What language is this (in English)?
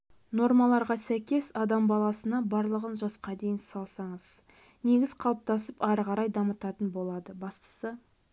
Kazakh